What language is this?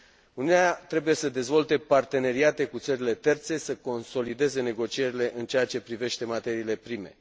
Romanian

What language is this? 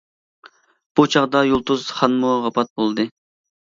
Uyghur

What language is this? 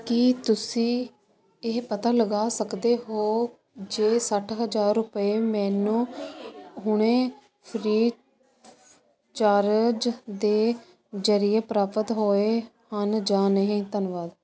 Punjabi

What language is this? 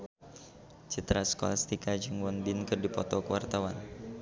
Sundanese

